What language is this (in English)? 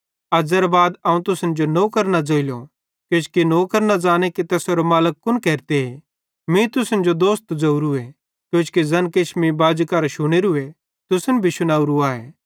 Bhadrawahi